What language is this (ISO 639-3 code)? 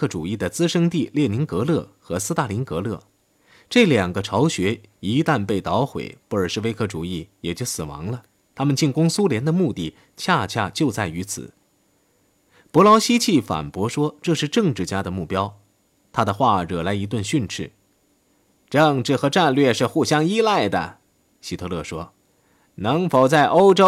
zho